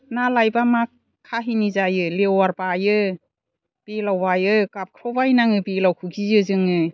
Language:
Bodo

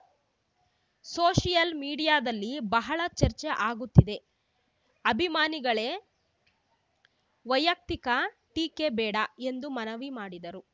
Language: Kannada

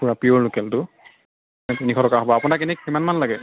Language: Assamese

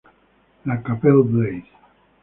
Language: Spanish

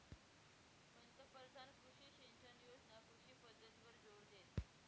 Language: Marathi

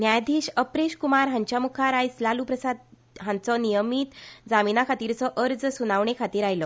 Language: Konkani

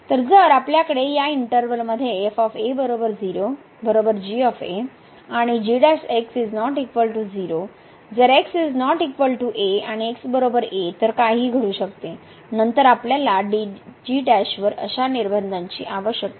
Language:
Marathi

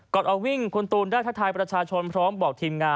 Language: Thai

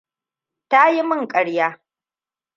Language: Hausa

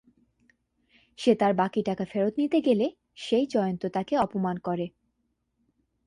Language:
Bangla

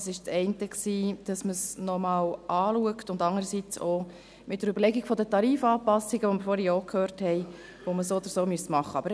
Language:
Swiss German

